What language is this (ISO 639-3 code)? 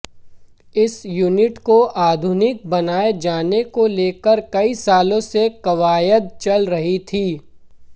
hin